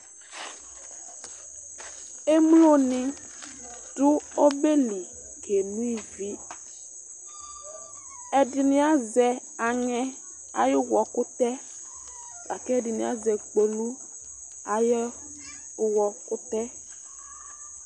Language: Ikposo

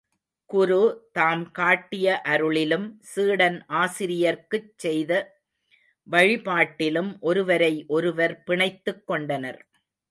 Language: Tamil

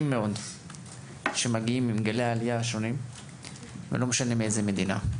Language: Hebrew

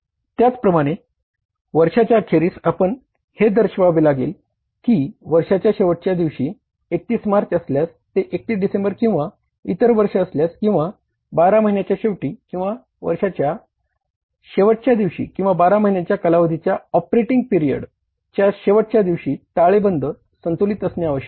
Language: Marathi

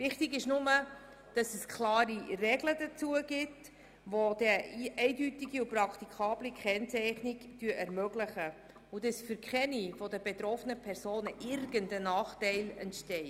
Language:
Swiss German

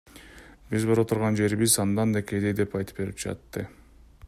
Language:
Kyrgyz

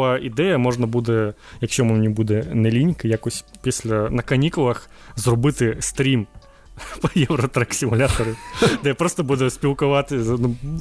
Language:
Ukrainian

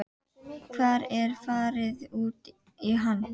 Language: Icelandic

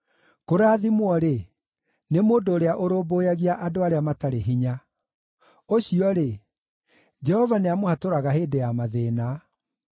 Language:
Kikuyu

